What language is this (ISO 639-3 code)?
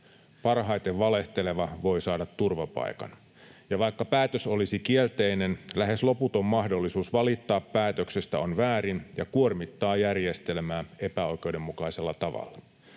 fin